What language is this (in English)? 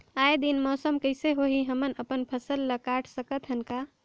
Chhattisgarhi